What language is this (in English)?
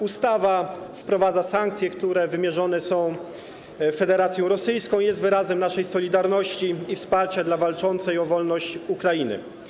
Polish